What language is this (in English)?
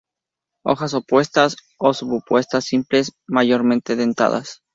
Spanish